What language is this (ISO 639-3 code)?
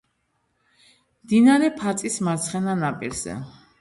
kat